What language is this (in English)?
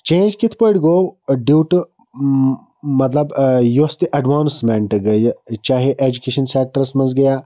Kashmiri